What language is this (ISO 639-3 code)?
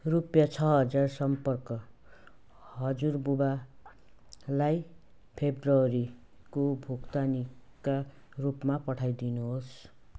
nep